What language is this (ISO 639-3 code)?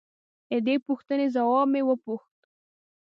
pus